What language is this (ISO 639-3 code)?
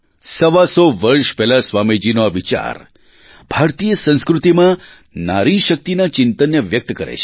guj